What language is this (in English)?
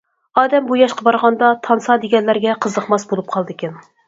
Uyghur